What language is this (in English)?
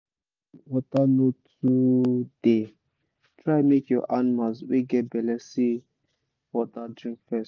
Nigerian Pidgin